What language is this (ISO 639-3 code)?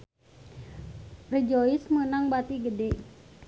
sun